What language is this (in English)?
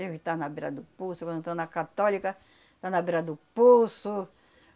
Portuguese